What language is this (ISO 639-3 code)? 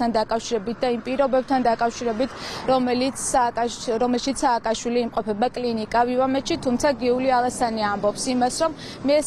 ron